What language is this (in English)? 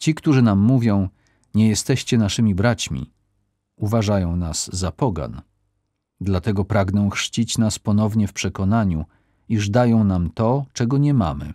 Polish